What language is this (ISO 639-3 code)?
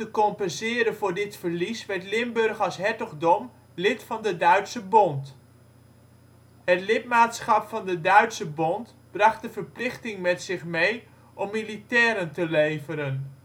nld